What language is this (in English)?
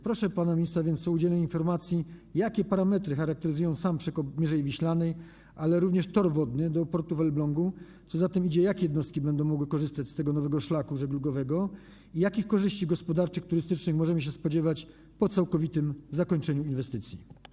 Polish